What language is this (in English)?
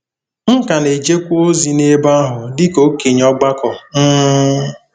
Igbo